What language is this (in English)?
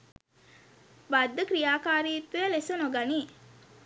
Sinhala